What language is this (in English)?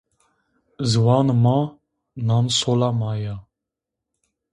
Zaza